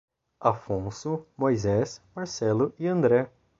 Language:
Portuguese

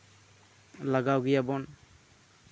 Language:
Santali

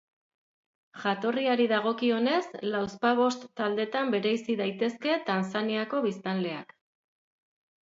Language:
Basque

